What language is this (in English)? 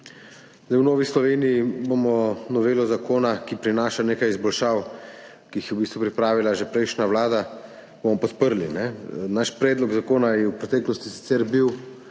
Slovenian